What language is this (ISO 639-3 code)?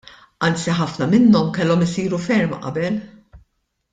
mlt